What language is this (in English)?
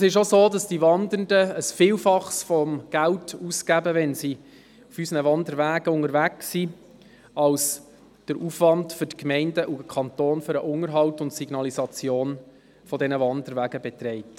Swiss German